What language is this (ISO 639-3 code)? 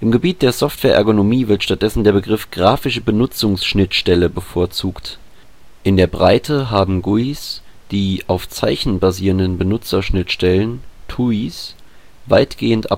deu